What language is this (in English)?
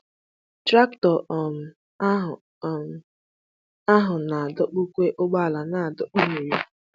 Igbo